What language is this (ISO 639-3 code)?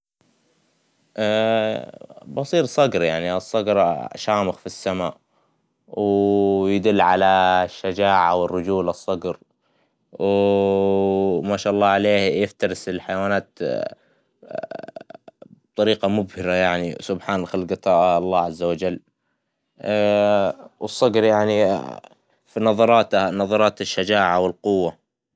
acw